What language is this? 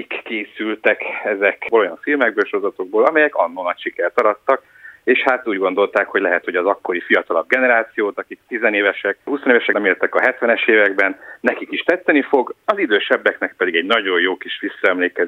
Hungarian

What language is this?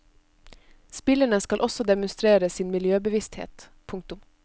Norwegian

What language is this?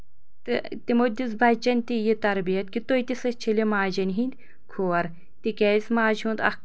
Kashmiri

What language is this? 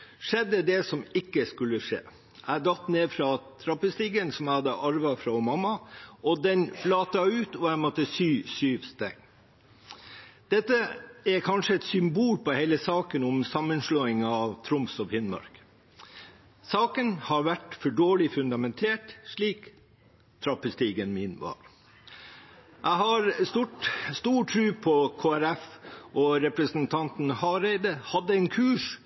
Norwegian Bokmål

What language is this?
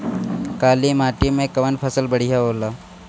Bhojpuri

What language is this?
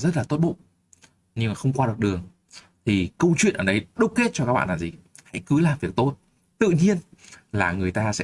Vietnamese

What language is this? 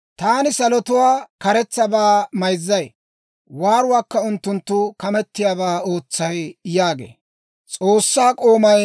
Dawro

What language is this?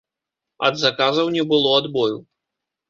Belarusian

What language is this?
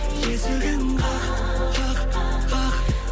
Kazakh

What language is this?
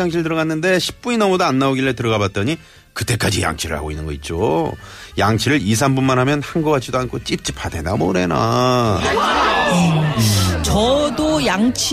Korean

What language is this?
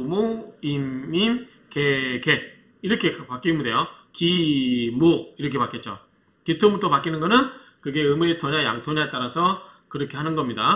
Korean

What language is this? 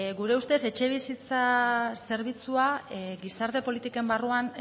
Basque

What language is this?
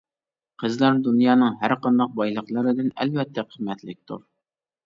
Uyghur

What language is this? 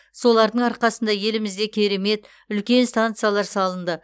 Kazakh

